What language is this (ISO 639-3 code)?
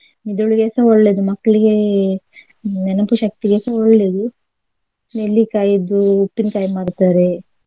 kan